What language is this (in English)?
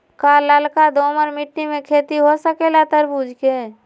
Magahi